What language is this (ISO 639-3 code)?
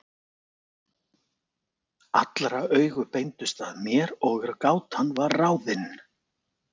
isl